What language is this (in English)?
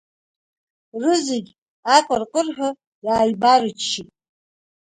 Abkhazian